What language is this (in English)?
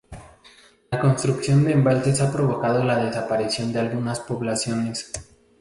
Spanish